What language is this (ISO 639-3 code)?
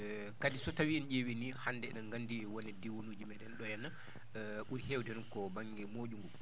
ful